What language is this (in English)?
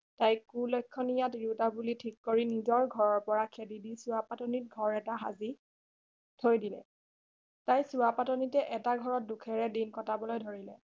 Assamese